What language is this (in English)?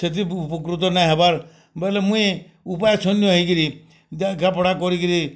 Odia